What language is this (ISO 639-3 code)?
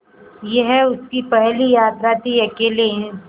hin